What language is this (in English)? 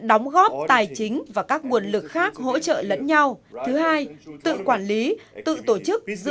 Vietnamese